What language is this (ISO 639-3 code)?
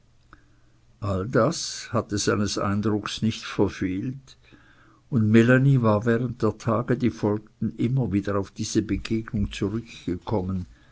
deu